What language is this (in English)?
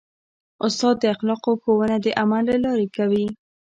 Pashto